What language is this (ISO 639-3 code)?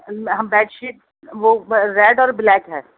urd